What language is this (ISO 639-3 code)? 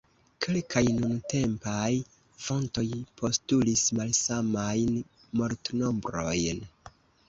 epo